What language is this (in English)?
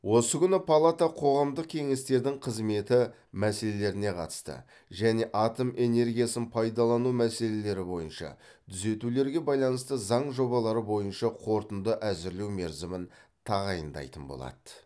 Kazakh